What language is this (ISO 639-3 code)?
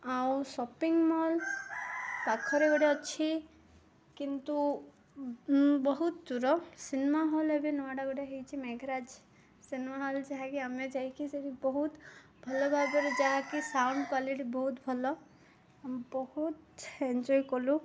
ori